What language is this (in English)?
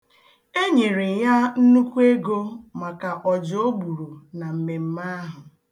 Igbo